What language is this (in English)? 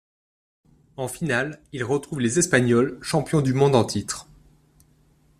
French